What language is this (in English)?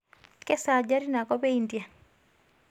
Masai